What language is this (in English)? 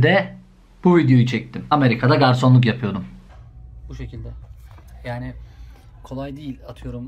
Turkish